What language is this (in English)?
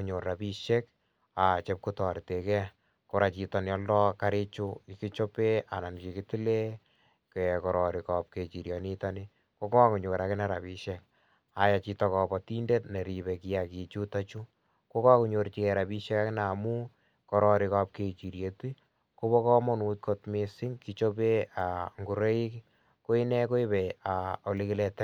Kalenjin